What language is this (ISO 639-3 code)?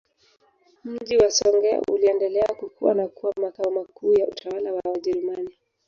swa